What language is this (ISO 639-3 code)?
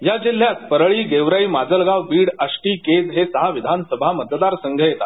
mar